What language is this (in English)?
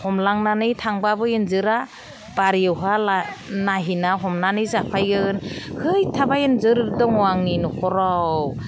Bodo